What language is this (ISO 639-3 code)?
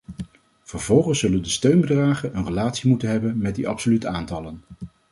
nld